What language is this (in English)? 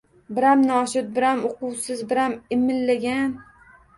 Uzbek